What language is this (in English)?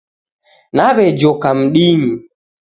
Taita